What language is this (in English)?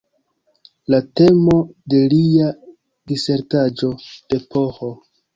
Esperanto